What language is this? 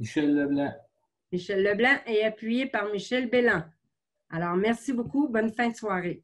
French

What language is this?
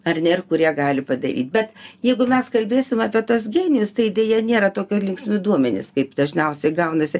Lithuanian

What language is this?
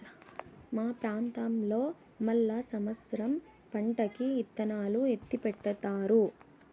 Telugu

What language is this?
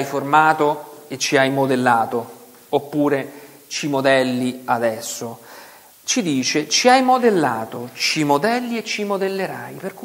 Italian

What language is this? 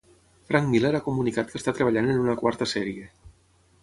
Catalan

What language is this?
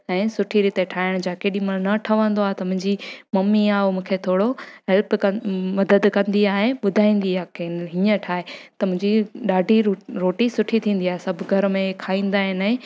Sindhi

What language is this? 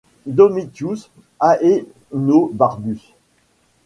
French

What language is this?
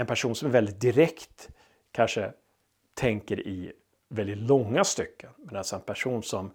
Swedish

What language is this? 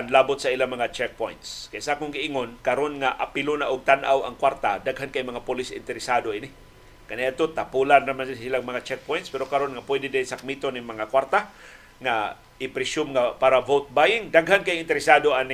Filipino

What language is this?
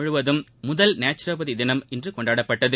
Tamil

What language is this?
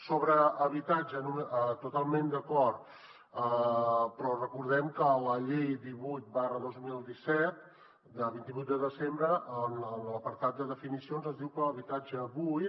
Catalan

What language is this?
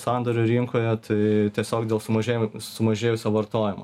Lithuanian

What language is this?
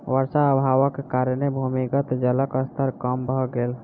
Maithili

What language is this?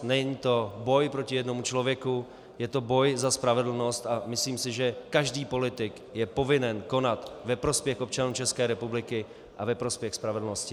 Czech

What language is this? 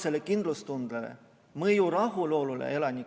Estonian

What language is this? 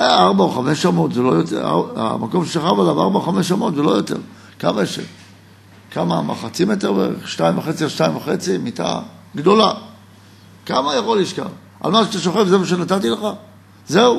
Hebrew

